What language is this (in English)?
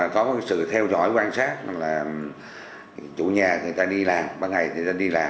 Vietnamese